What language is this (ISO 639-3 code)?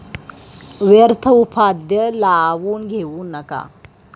mar